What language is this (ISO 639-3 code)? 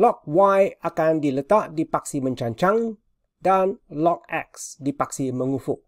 msa